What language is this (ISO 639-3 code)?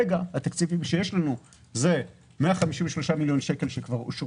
heb